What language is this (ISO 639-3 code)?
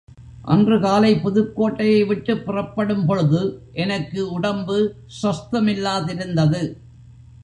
tam